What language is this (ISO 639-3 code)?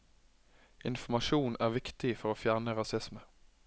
nor